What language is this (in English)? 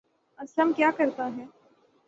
Urdu